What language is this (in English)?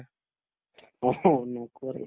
Assamese